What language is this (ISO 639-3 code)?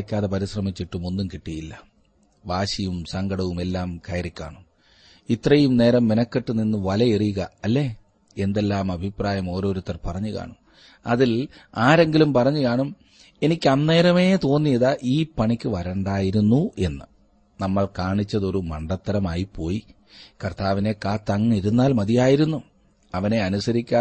mal